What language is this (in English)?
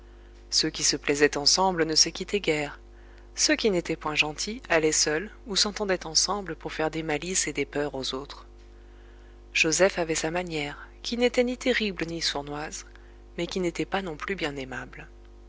French